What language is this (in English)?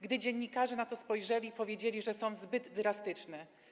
Polish